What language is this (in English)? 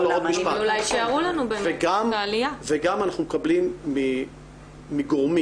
Hebrew